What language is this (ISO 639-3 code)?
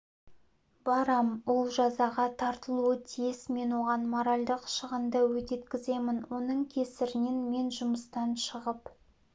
kaz